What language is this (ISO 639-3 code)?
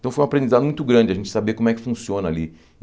por